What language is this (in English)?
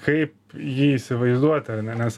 Lithuanian